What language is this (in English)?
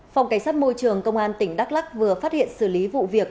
Vietnamese